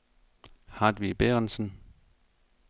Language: Danish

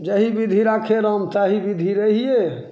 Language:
Maithili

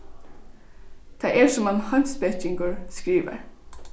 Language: Faroese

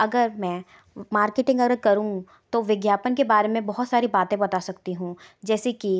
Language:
Hindi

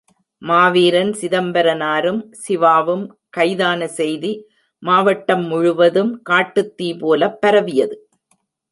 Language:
Tamil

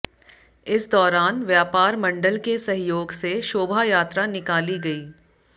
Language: Hindi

